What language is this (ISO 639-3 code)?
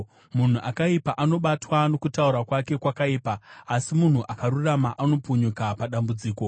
sna